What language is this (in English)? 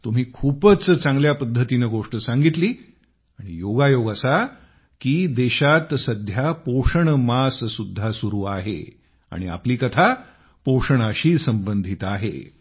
Marathi